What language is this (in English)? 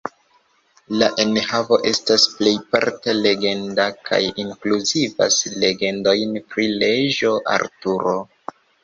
Esperanto